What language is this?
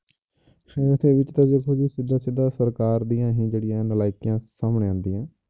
Punjabi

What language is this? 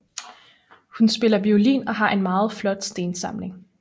Danish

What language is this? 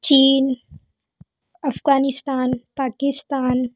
Hindi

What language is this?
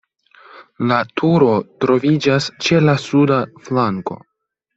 Esperanto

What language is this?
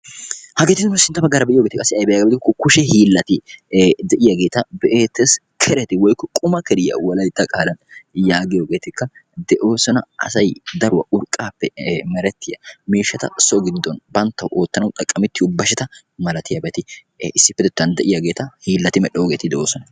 Wolaytta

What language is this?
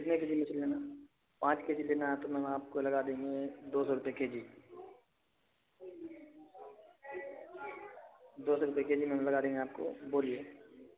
Urdu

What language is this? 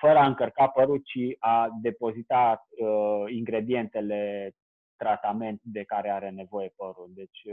Romanian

